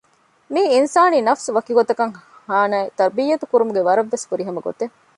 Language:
Divehi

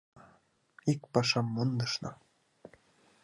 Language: Mari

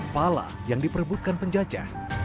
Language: Indonesian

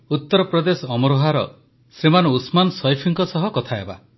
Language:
Odia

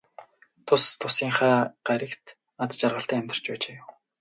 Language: Mongolian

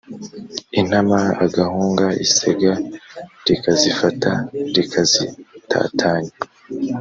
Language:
Kinyarwanda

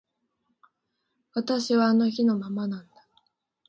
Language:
Japanese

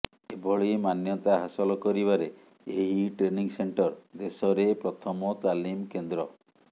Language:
Odia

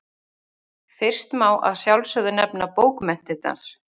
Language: Icelandic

